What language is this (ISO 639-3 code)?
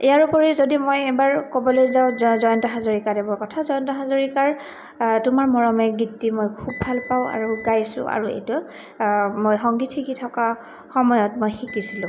asm